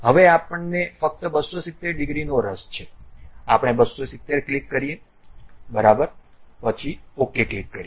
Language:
Gujarati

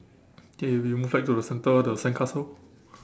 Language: English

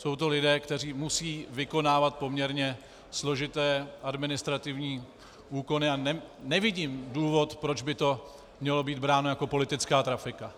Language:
Czech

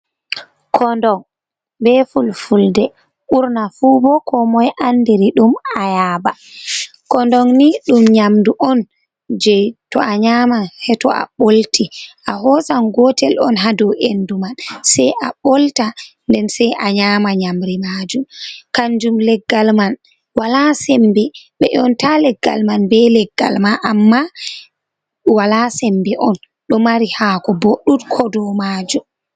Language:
Fula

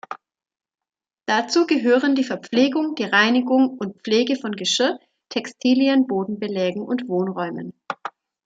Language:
German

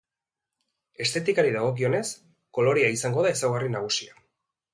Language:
Basque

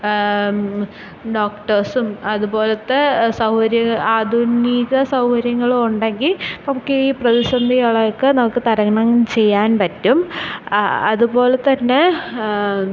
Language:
Malayalam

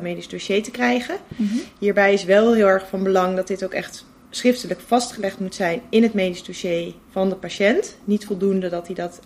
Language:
Dutch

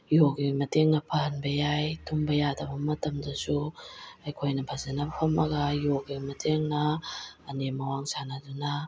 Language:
Manipuri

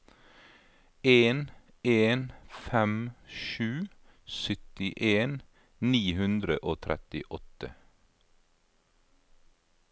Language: Norwegian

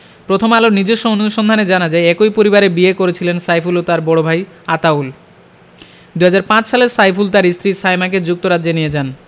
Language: Bangla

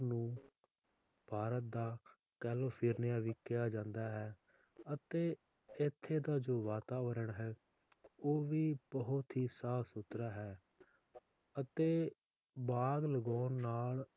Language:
Punjabi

